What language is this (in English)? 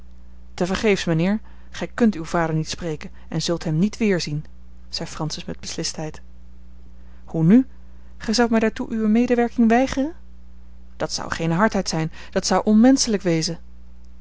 Dutch